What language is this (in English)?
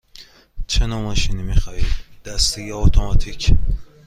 Persian